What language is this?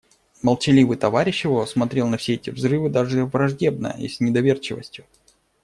Russian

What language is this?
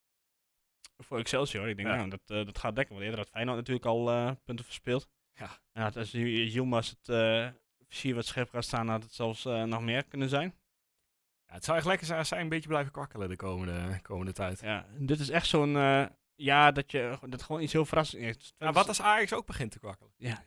Dutch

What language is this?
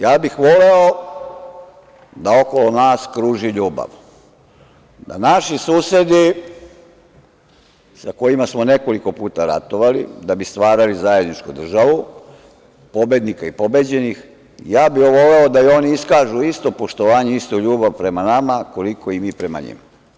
Serbian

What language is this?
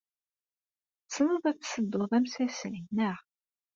Kabyle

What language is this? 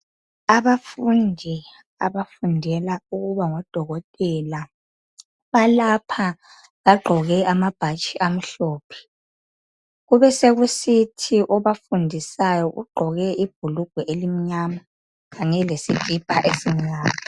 North Ndebele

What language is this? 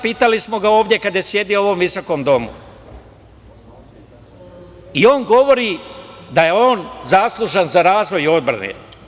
Serbian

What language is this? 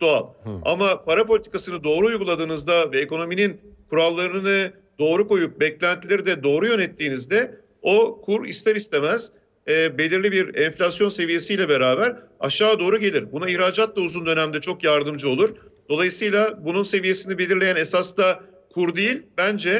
Turkish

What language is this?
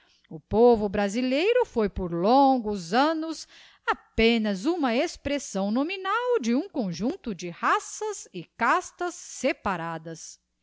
Portuguese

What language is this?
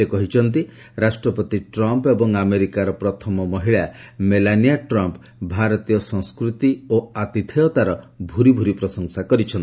Odia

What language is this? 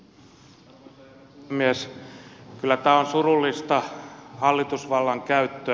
Finnish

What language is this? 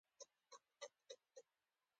Pashto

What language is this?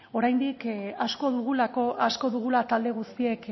Basque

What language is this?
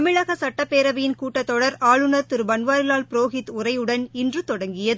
Tamil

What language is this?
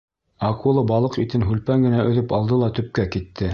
Bashkir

